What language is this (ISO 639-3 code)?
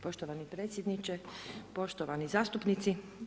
hrv